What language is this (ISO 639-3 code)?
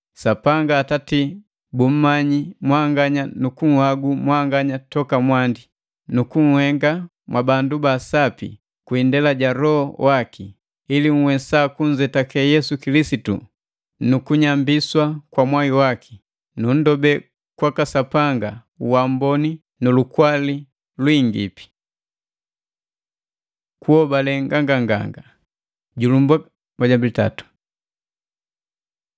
mgv